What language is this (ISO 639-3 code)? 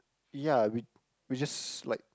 eng